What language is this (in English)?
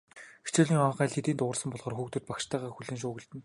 Mongolian